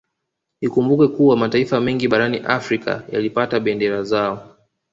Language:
Swahili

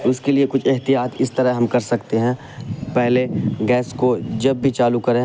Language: Urdu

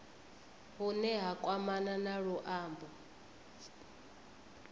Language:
Venda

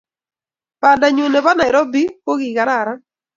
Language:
Kalenjin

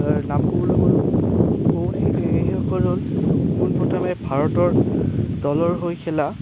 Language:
Assamese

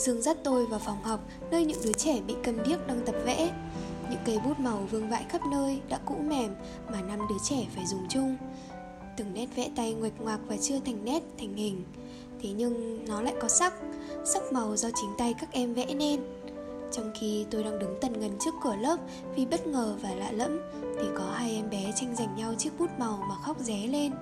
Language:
Vietnamese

